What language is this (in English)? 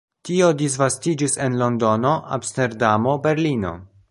Esperanto